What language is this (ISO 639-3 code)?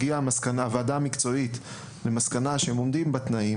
heb